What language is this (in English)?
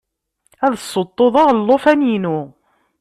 Kabyle